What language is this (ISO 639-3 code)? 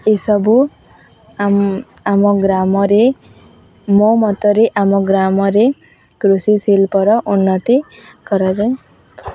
ori